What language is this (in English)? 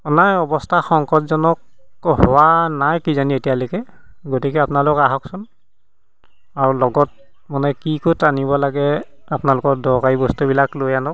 Assamese